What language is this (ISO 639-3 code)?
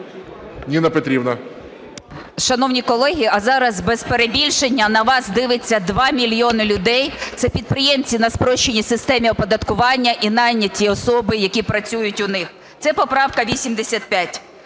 ukr